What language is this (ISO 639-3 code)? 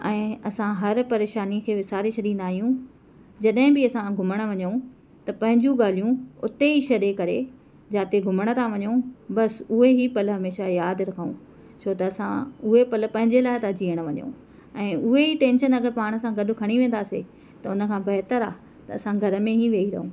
snd